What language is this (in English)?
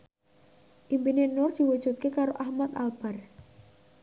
Javanese